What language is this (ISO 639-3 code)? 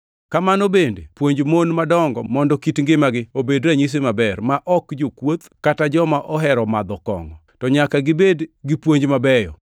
luo